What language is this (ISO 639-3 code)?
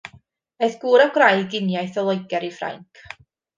cym